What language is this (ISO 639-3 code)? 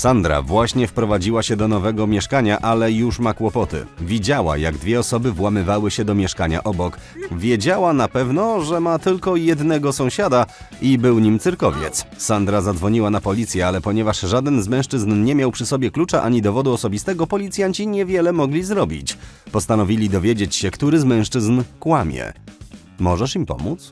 pol